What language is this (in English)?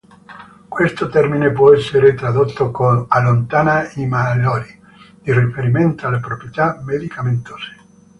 Italian